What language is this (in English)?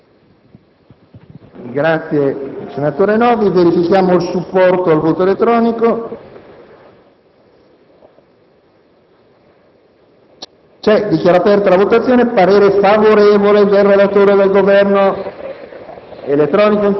Italian